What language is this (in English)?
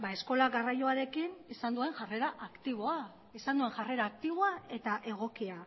Basque